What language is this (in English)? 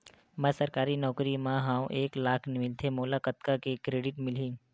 Chhattisgarhi